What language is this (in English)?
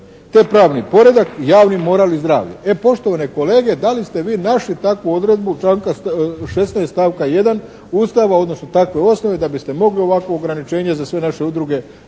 Croatian